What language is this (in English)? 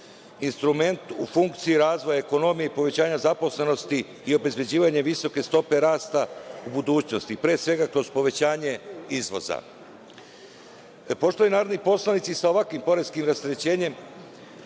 Serbian